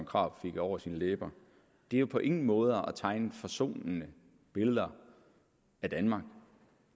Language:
Danish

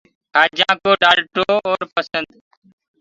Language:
Gurgula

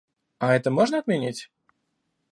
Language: Russian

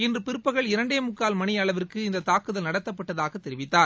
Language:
Tamil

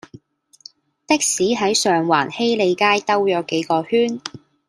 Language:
Cantonese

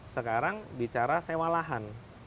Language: Indonesian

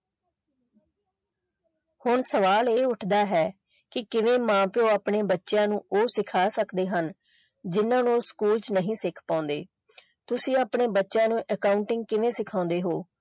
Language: Punjabi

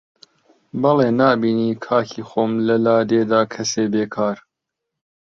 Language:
Central Kurdish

